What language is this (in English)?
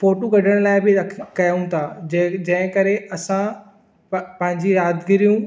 Sindhi